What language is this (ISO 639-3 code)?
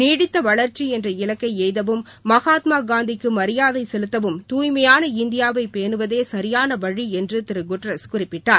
tam